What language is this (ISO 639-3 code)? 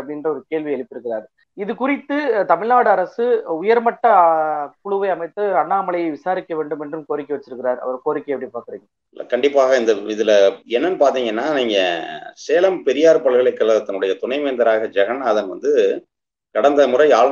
ron